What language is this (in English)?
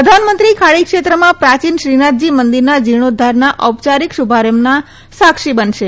Gujarati